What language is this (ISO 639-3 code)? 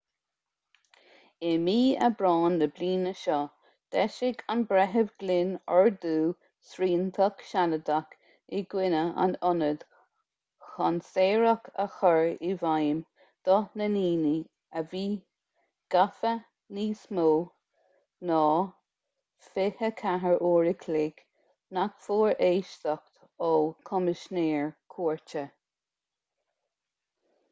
gle